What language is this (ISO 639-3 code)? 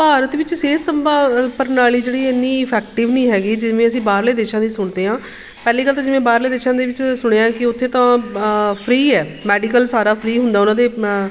pan